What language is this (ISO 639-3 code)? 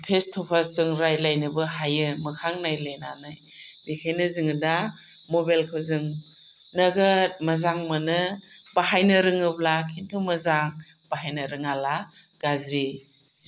brx